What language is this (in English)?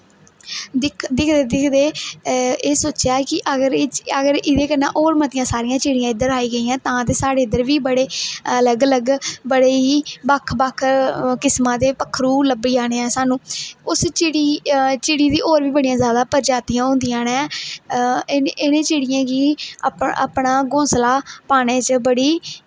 Dogri